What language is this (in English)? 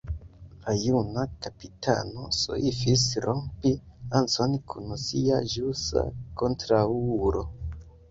Esperanto